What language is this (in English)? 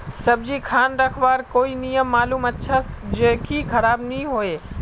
Magahi